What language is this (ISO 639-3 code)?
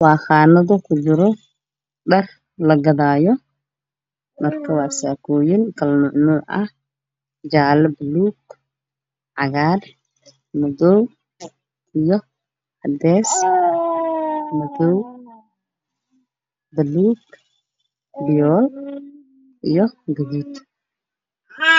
som